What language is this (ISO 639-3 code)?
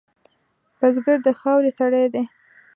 pus